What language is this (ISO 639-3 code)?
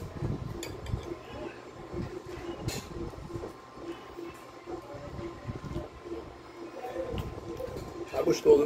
por